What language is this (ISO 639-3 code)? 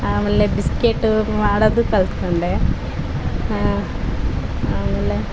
kan